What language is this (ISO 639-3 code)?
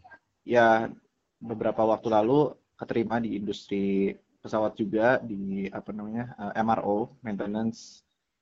ind